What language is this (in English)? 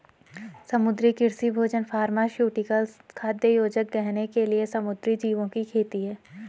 Hindi